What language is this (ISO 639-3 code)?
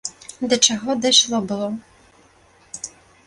bel